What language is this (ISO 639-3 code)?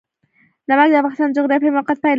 pus